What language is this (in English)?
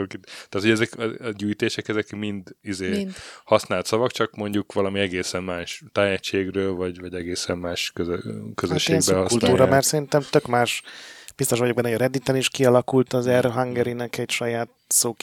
Hungarian